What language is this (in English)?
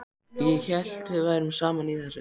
Icelandic